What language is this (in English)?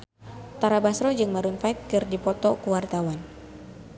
Sundanese